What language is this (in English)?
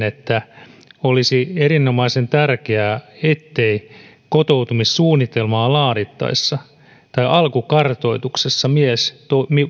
Finnish